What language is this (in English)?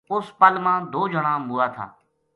Gujari